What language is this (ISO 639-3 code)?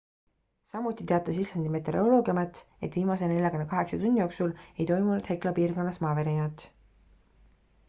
est